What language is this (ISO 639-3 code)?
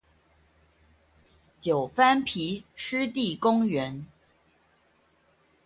zho